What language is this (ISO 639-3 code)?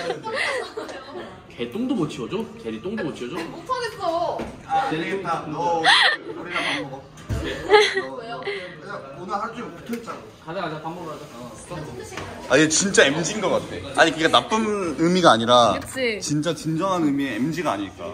kor